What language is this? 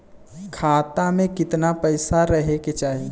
Bhojpuri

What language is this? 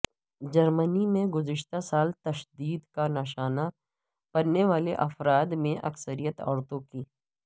Urdu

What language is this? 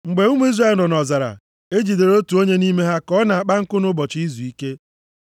Igbo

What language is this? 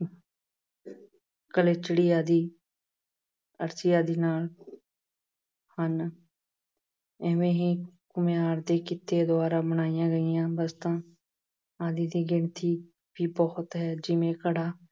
Punjabi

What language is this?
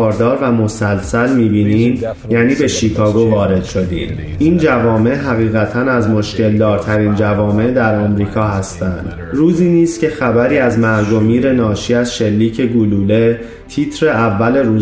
Persian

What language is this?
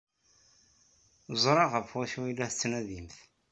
Kabyle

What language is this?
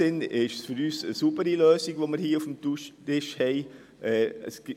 Swiss German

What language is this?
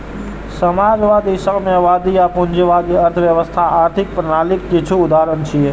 Maithili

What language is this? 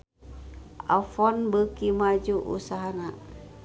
Sundanese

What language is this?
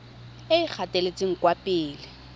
Tswana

